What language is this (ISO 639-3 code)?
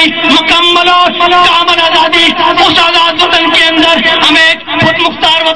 ara